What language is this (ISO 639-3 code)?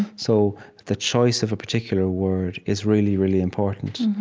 eng